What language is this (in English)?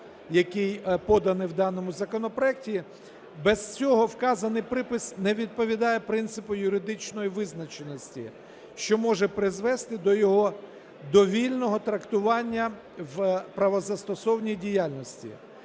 Ukrainian